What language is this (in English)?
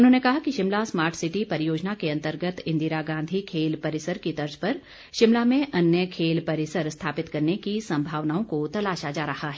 Hindi